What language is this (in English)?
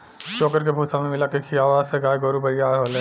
Bhojpuri